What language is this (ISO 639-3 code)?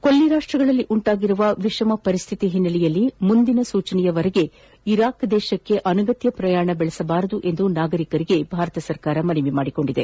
kan